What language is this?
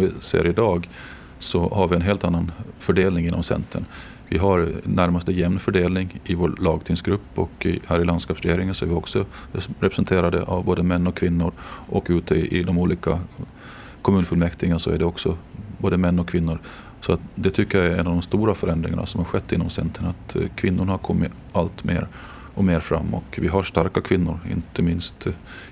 Swedish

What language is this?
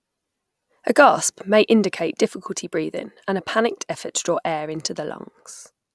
English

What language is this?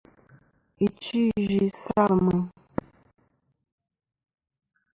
Kom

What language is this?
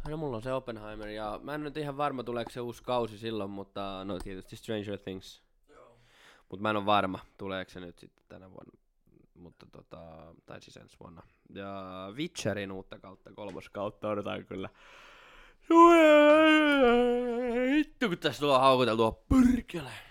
Finnish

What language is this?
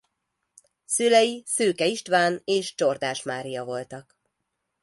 Hungarian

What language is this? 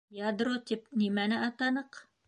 Bashkir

